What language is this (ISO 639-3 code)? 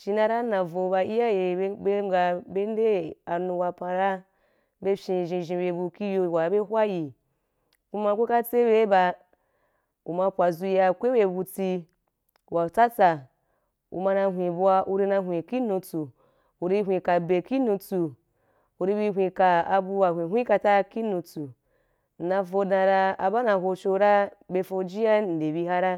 juk